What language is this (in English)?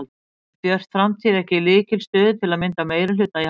Icelandic